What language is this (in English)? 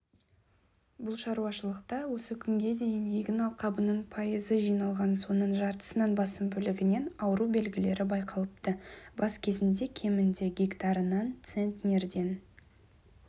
Kazakh